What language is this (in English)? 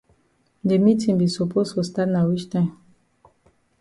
Cameroon Pidgin